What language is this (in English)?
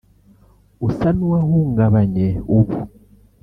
Kinyarwanda